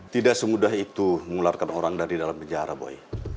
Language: Indonesian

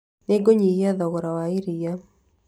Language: Kikuyu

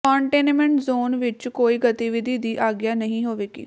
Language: Punjabi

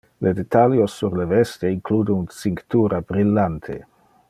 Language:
Interlingua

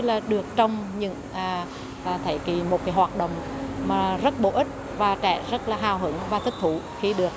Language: Vietnamese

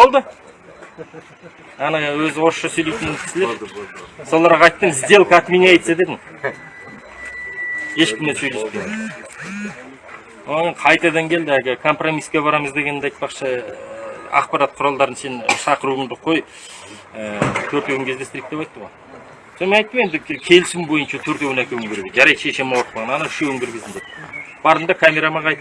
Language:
Turkish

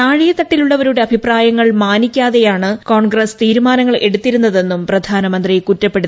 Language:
Malayalam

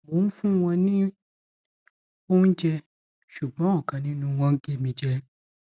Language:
Yoruba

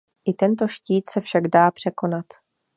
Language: Czech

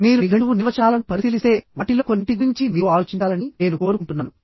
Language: Telugu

